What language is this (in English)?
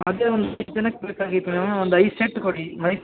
Kannada